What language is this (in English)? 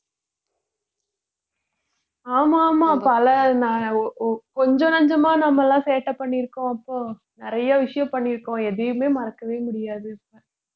Tamil